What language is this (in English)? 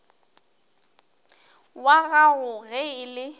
Northern Sotho